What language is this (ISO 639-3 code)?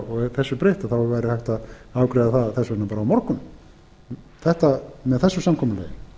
isl